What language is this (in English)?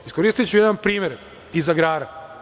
Serbian